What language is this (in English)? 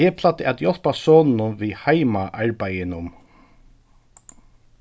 Faroese